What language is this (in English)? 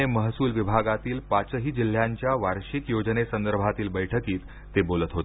Marathi